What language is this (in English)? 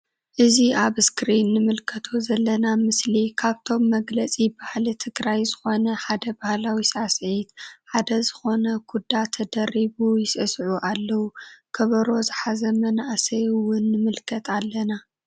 Tigrinya